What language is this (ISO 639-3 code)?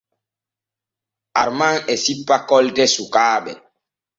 fue